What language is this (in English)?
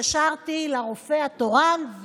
Hebrew